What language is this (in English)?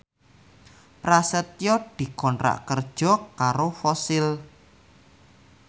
Javanese